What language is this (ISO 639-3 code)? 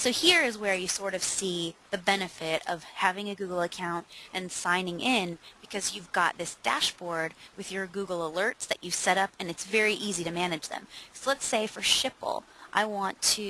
eng